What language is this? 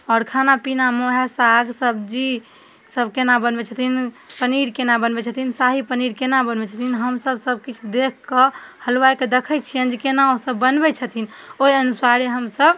Maithili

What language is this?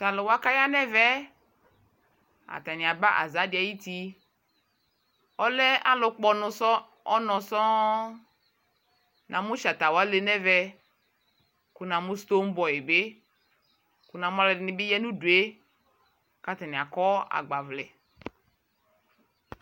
Ikposo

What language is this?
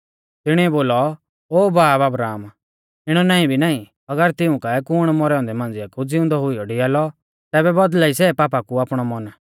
Mahasu Pahari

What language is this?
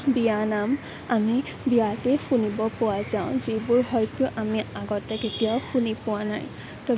Assamese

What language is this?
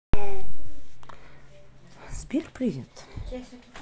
Russian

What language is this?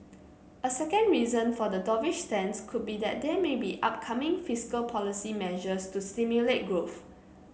English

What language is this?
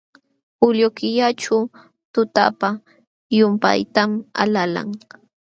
Jauja Wanca Quechua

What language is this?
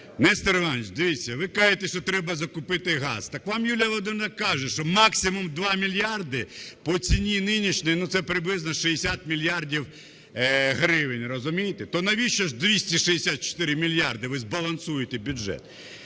Ukrainian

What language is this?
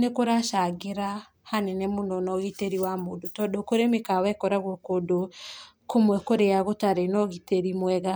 Kikuyu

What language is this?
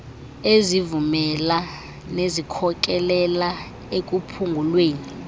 Xhosa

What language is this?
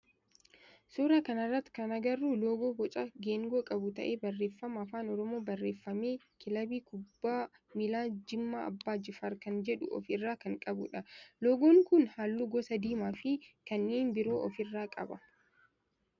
Oromo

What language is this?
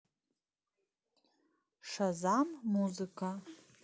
Russian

